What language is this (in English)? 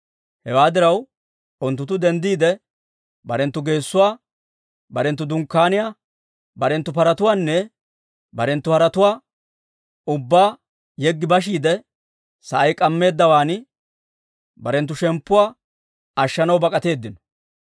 Dawro